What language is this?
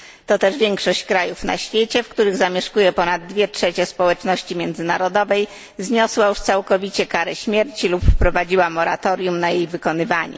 Polish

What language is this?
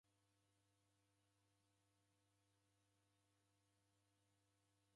Taita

